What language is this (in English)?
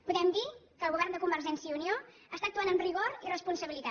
Catalan